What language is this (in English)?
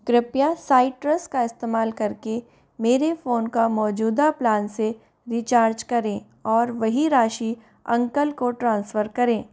Hindi